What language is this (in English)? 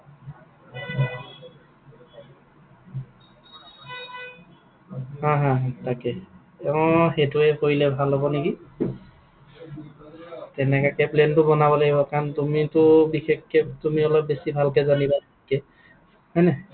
Assamese